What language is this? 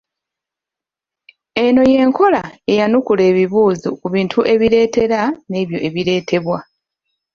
Ganda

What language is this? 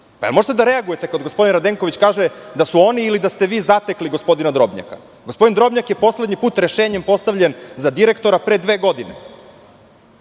Serbian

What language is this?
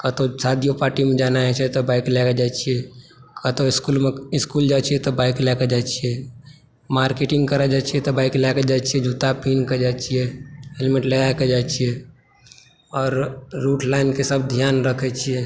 Maithili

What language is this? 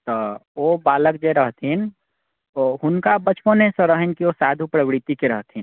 Maithili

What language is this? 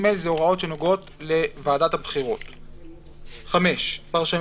Hebrew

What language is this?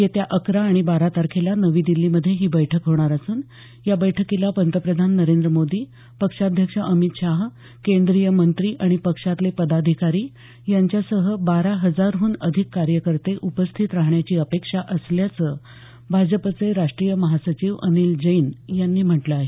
Marathi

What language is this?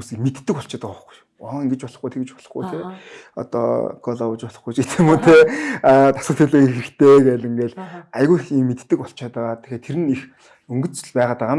Turkish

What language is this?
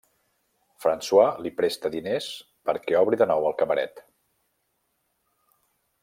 Catalan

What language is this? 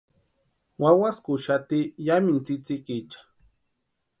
Western Highland Purepecha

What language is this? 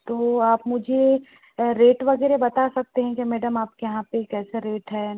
Hindi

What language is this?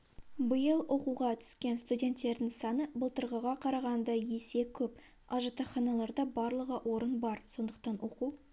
Kazakh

